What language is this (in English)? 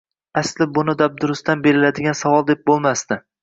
Uzbek